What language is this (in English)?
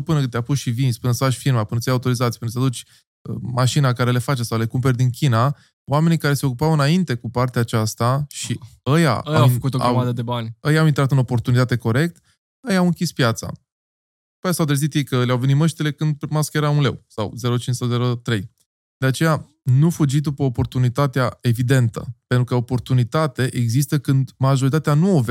Romanian